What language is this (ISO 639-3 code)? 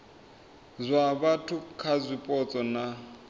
ven